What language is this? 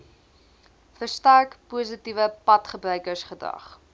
Afrikaans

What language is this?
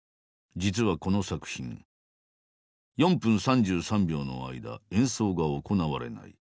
Japanese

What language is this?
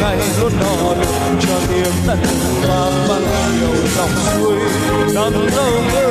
Vietnamese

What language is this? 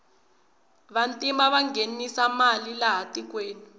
Tsonga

